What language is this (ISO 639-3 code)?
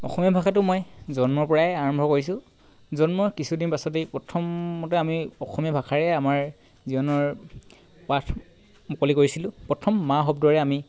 asm